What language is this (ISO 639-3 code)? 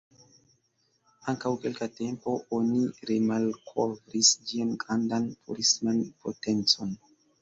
epo